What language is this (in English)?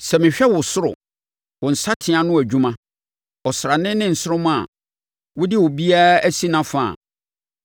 Akan